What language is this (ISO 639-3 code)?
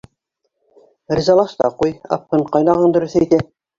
bak